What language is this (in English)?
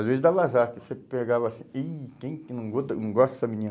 Portuguese